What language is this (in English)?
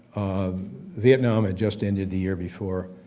English